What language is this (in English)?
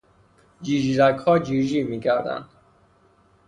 Persian